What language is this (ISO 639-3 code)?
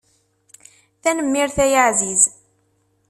kab